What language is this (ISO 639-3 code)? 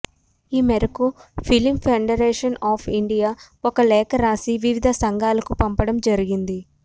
tel